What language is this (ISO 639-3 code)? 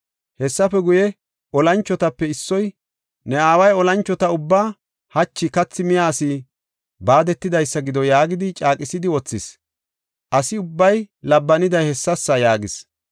gof